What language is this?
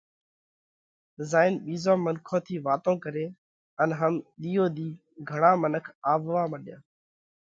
Parkari Koli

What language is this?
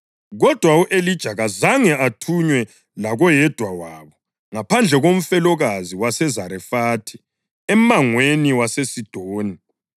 North Ndebele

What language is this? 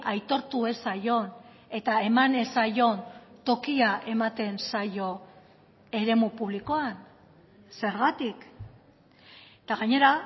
Basque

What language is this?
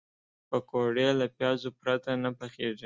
Pashto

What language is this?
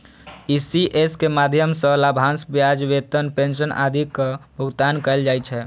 Maithili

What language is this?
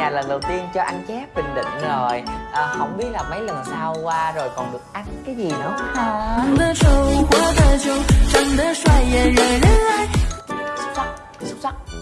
Vietnamese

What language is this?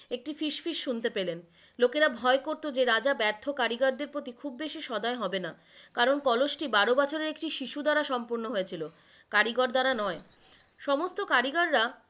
Bangla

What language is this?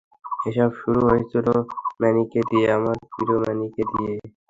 Bangla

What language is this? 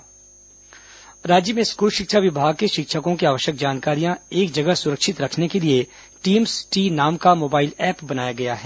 Hindi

